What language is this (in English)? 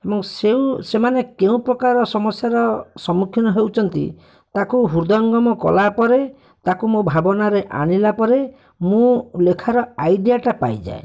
Odia